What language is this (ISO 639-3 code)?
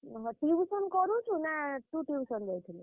ori